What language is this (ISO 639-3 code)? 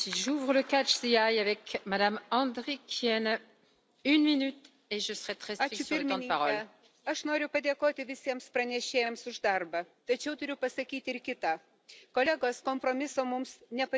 lit